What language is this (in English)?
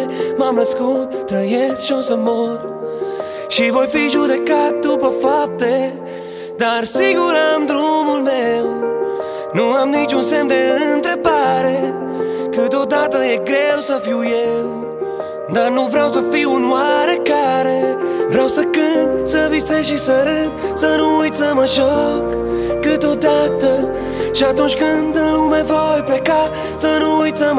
Romanian